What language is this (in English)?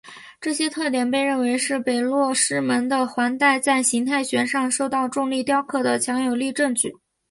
Chinese